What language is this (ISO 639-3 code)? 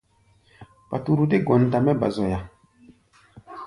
gba